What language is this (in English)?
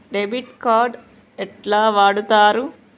Telugu